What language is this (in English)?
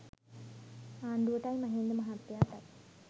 Sinhala